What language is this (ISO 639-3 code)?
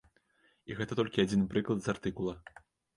bel